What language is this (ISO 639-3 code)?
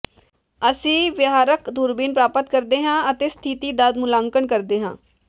pan